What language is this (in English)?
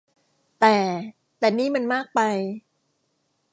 Thai